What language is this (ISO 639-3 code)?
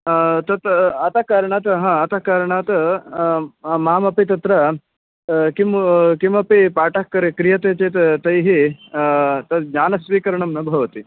san